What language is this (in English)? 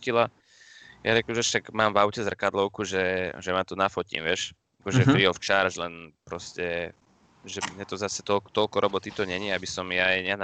Slovak